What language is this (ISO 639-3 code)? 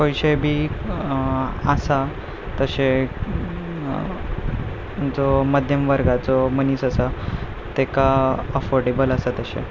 kok